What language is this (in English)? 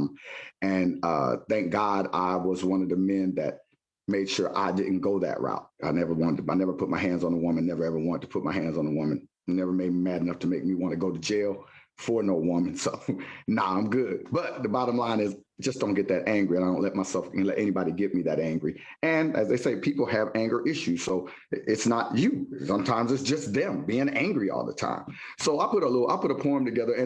English